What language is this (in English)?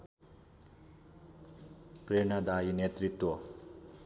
Nepali